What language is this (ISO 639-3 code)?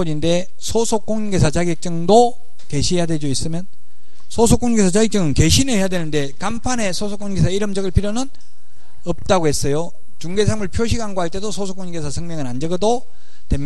kor